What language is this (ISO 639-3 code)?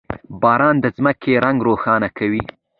pus